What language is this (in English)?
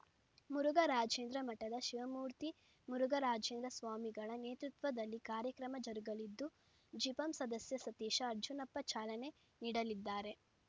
Kannada